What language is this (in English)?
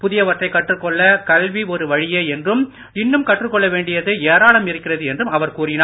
Tamil